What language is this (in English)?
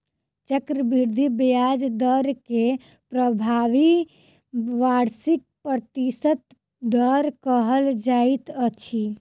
Maithili